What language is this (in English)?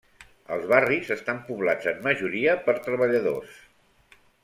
Catalan